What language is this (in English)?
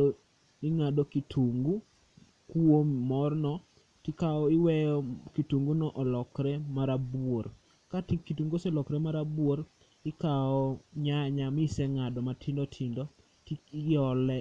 Luo (Kenya and Tanzania)